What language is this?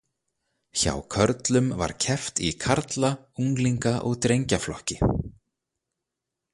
Icelandic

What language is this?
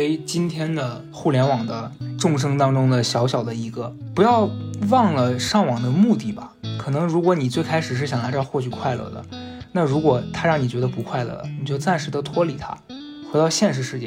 Chinese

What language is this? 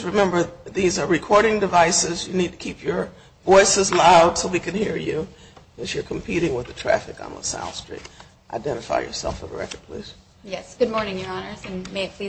English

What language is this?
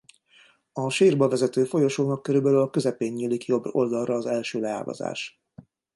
Hungarian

